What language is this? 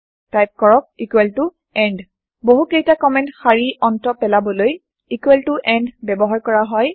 Assamese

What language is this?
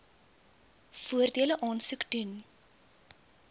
Afrikaans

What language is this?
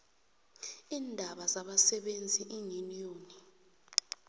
South Ndebele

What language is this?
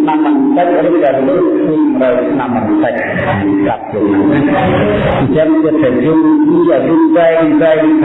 Vietnamese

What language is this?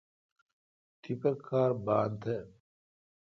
Kalkoti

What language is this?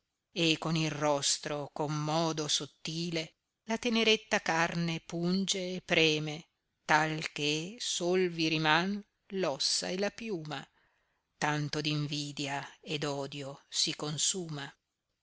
Italian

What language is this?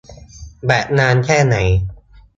Thai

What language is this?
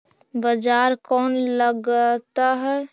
Magahi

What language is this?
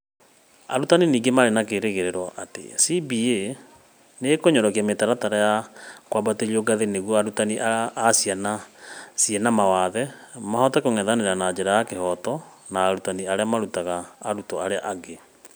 Kikuyu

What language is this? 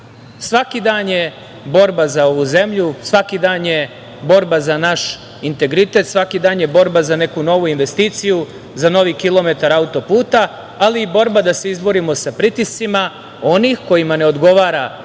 Serbian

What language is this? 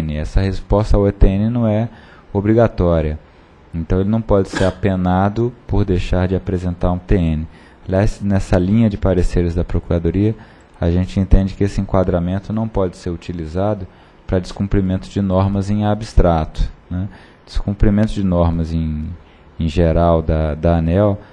Portuguese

